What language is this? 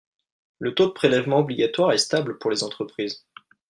French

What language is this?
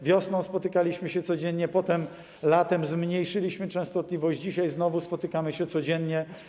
Polish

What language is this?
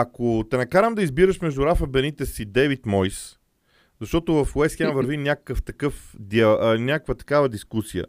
Bulgarian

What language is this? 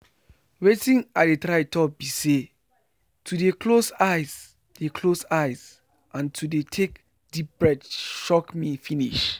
Nigerian Pidgin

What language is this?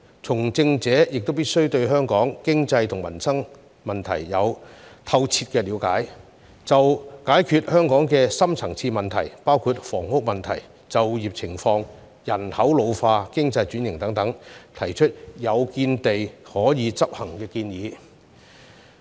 Cantonese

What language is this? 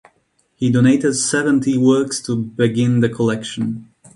English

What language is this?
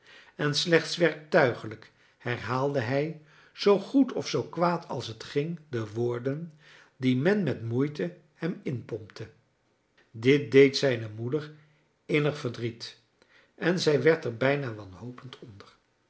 Dutch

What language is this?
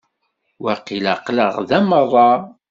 Kabyle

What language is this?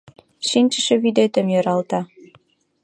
Mari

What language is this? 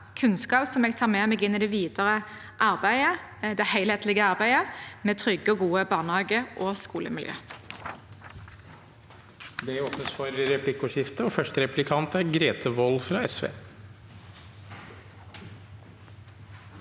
Norwegian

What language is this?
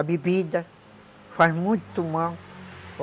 Portuguese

